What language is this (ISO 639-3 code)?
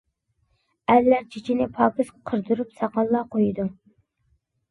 uig